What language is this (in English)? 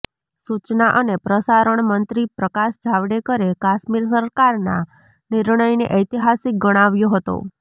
Gujarati